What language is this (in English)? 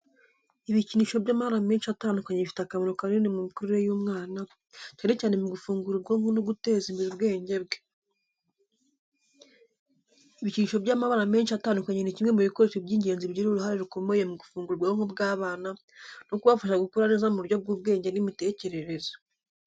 Kinyarwanda